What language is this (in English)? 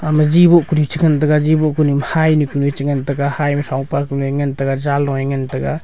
Wancho Naga